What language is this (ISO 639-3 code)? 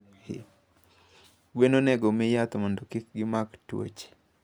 luo